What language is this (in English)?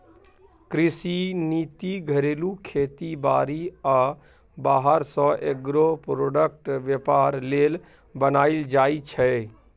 Maithili